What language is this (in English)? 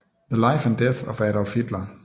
Danish